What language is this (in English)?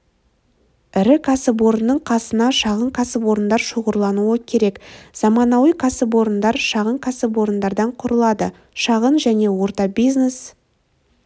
Kazakh